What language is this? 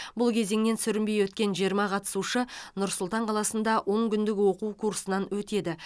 Kazakh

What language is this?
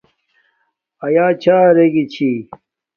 Domaaki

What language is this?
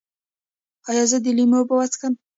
Pashto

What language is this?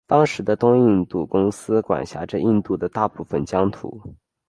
Chinese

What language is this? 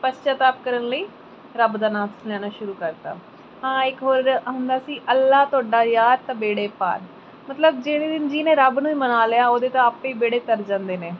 Punjabi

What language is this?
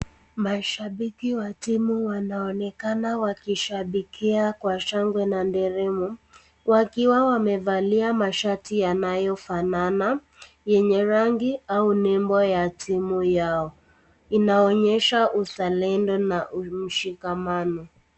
Swahili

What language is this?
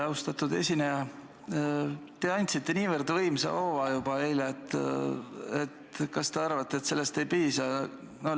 Estonian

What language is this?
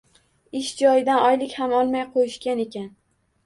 Uzbek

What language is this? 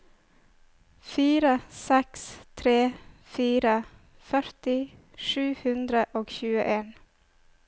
Norwegian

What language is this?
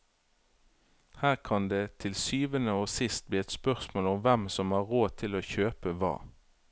Norwegian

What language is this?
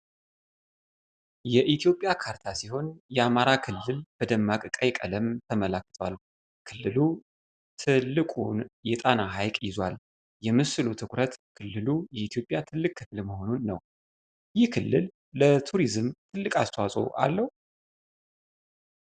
Amharic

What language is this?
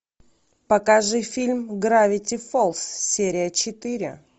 Russian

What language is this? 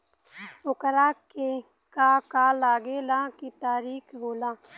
Bhojpuri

